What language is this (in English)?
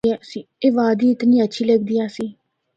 Northern Hindko